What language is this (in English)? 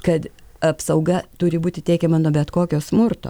Lithuanian